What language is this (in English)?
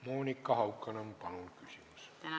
Estonian